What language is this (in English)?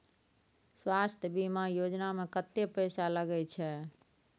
Maithili